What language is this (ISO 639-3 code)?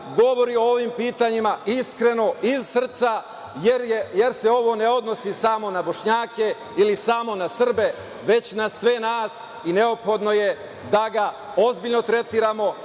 srp